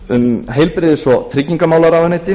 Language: Icelandic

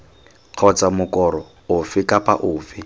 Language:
Tswana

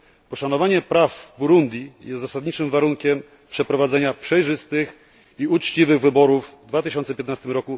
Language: Polish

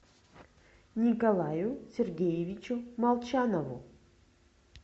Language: Russian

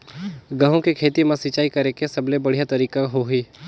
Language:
Chhattisgarhi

